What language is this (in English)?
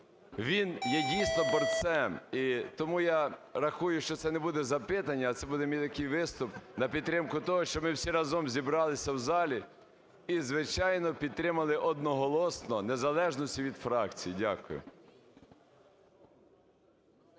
Ukrainian